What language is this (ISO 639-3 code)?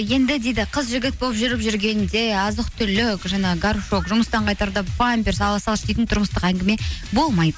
kaz